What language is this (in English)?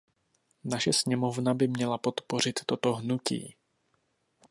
Czech